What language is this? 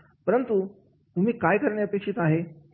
Marathi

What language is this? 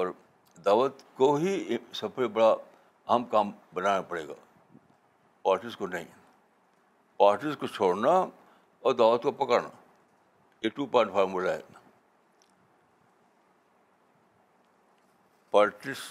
Urdu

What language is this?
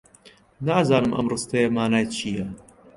Central Kurdish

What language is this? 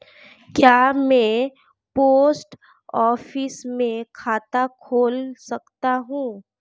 Hindi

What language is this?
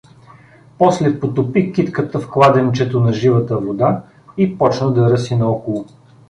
Bulgarian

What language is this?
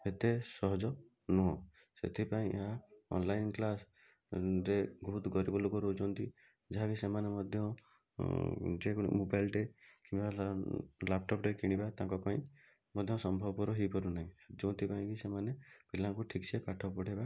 Odia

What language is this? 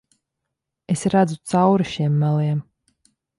Latvian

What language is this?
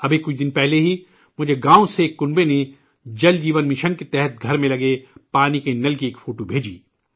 Urdu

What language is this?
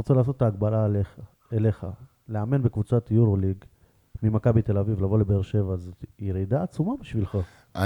Hebrew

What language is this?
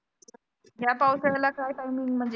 Marathi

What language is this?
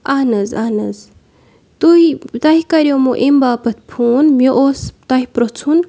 Kashmiri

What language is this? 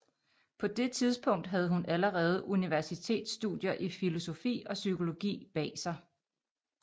Danish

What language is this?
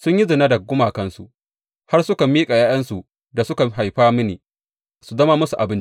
Hausa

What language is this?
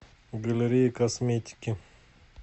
Russian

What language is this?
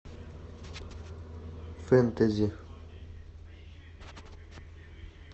Russian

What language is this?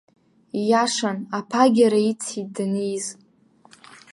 Abkhazian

